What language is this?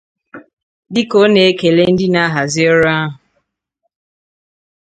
Igbo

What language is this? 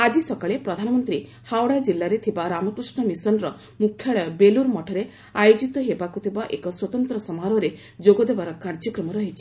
Odia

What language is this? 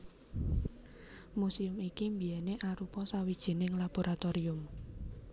Javanese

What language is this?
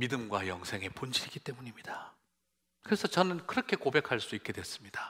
Korean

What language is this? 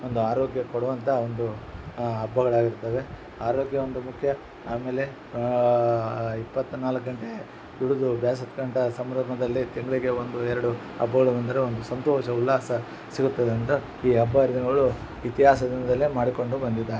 Kannada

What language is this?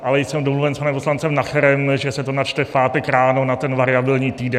Czech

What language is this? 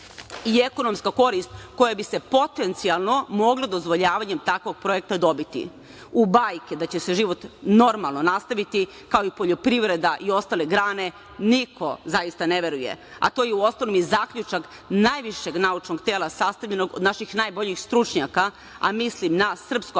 Serbian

